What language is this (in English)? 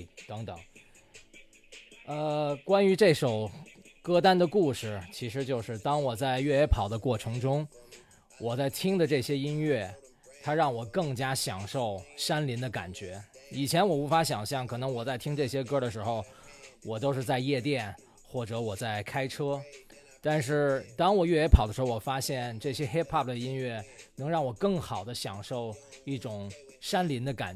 Chinese